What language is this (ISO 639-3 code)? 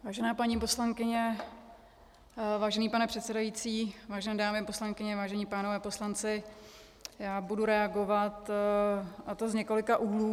ces